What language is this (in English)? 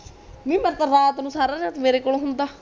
Punjabi